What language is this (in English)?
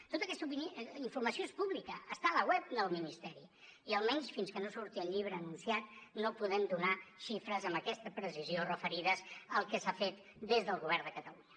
Catalan